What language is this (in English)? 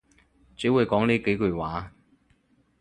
Cantonese